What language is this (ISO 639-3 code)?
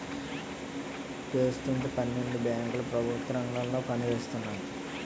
tel